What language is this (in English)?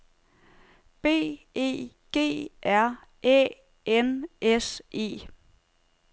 Danish